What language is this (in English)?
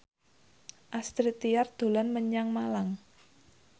Javanese